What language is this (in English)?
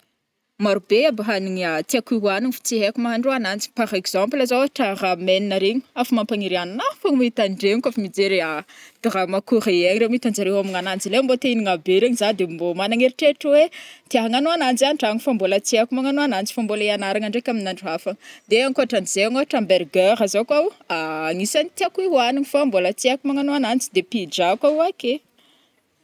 Northern Betsimisaraka Malagasy